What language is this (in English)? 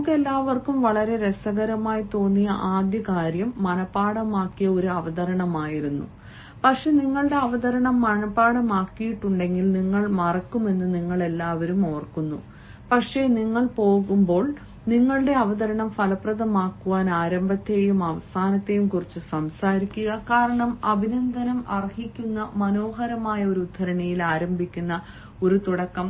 Malayalam